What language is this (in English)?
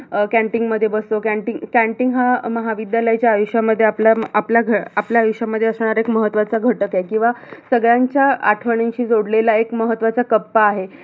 Marathi